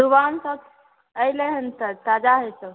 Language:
Maithili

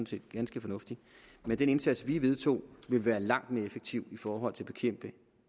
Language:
Danish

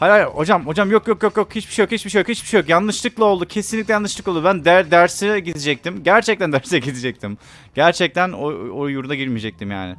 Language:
Turkish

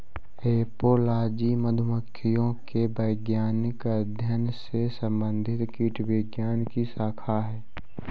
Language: Hindi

